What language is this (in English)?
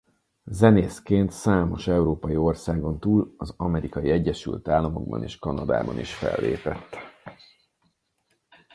Hungarian